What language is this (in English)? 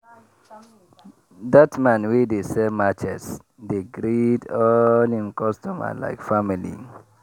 Nigerian Pidgin